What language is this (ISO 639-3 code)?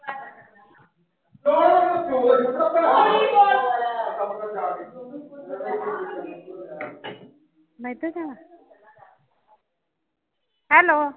pan